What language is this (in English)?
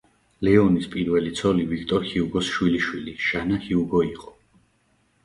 Georgian